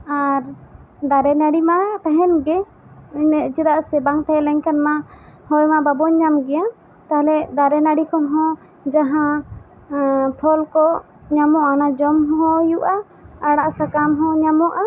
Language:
Santali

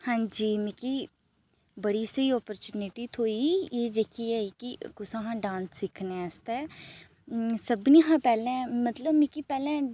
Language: Dogri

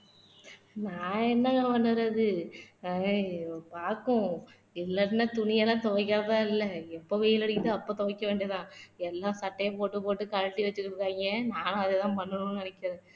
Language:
Tamil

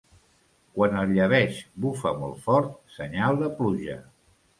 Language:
Catalan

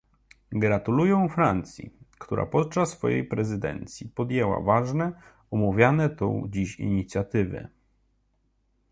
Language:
Polish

